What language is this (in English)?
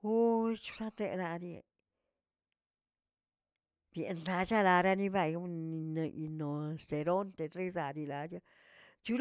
Tilquiapan Zapotec